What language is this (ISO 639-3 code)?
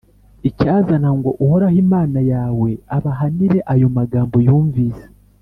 kin